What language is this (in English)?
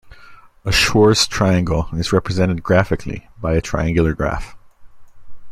English